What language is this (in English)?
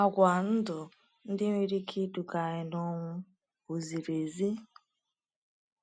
Igbo